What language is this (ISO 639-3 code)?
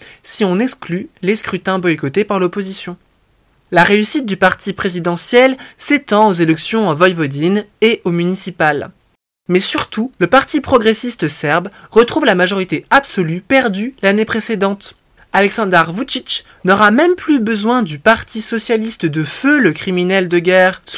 fra